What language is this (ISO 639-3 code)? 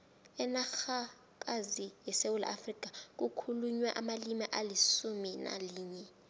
nbl